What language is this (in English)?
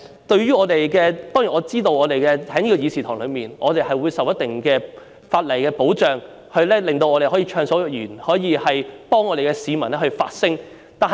Cantonese